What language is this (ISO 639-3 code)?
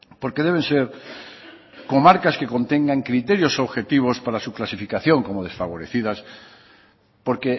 spa